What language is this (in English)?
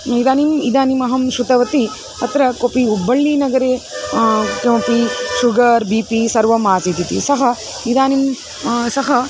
Sanskrit